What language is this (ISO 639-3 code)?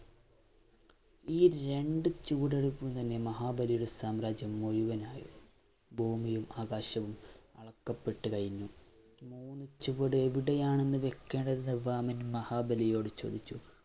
mal